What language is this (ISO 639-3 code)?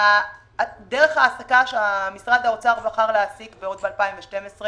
heb